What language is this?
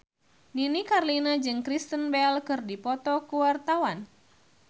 Sundanese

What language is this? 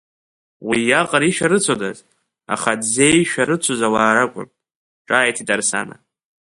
Abkhazian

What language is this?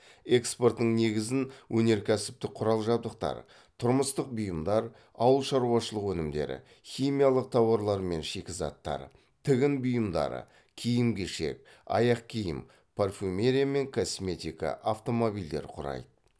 Kazakh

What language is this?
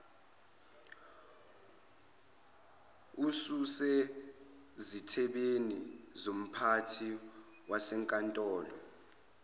Zulu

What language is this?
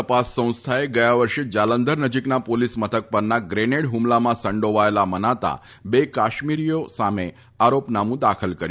Gujarati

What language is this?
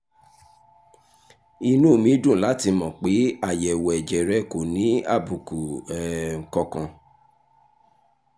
Yoruba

